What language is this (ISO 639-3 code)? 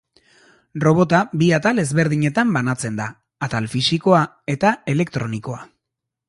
eus